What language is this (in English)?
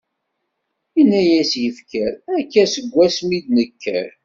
Kabyle